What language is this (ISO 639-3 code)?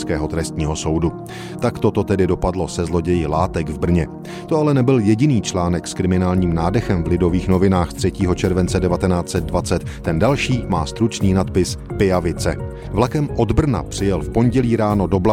ces